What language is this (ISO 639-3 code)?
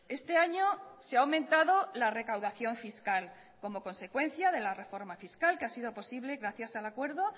spa